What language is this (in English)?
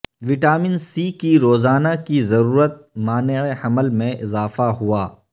Urdu